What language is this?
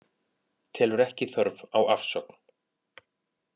Icelandic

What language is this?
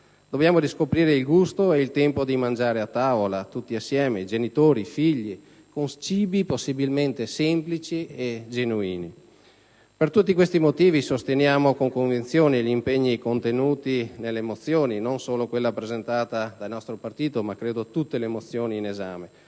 Italian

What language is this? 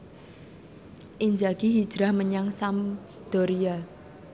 Javanese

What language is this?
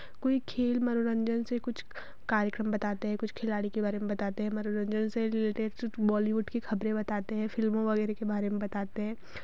Hindi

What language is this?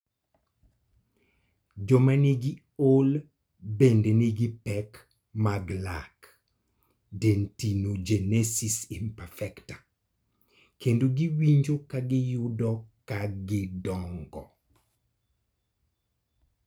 Luo (Kenya and Tanzania)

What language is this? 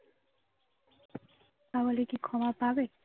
Bangla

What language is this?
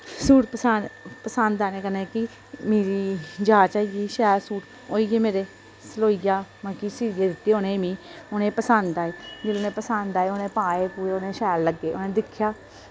Dogri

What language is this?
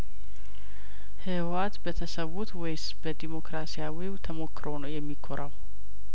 Amharic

